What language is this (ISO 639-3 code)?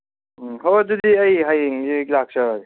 mni